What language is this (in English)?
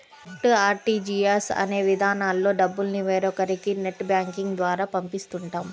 Telugu